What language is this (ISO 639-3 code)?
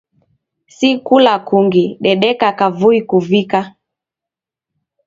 dav